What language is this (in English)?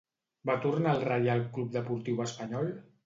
Catalan